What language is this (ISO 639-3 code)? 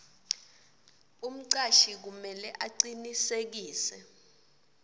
ssw